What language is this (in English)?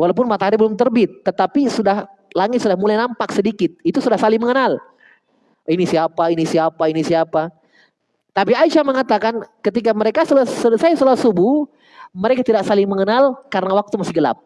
Indonesian